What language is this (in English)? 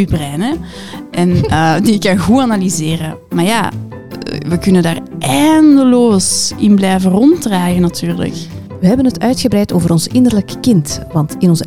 Dutch